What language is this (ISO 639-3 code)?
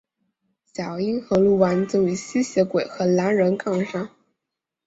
zho